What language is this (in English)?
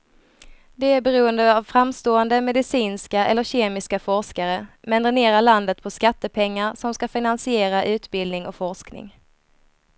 Swedish